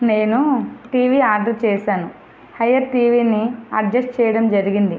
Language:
Telugu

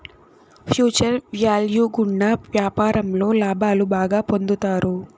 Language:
Telugu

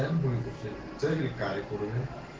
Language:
Russian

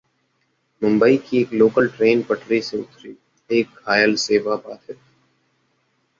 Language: Hindi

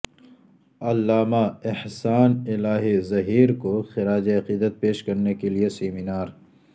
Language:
Urdu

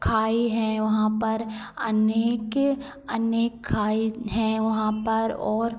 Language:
Hindi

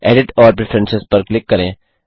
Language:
Hindi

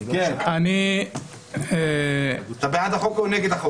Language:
Hebrew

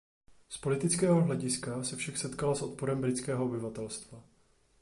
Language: Czech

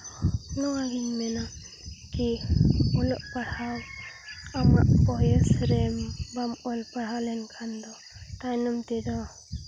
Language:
Santali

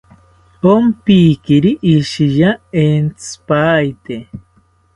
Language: South Ucayali Ashéninka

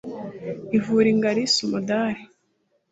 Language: Kinyarwanda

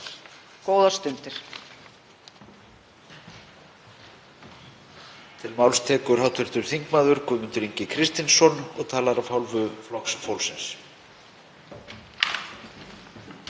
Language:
Icelandic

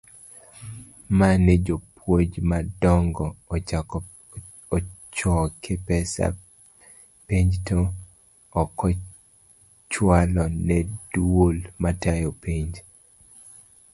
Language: Luo (Kenya and Tanzania)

